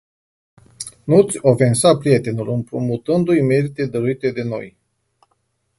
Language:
Romanian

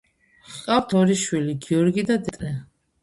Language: Georgian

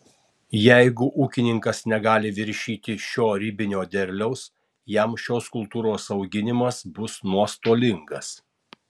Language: Lithuanian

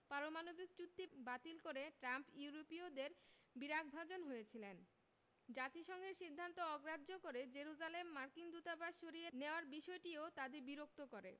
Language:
Bangla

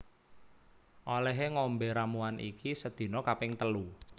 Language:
Javanese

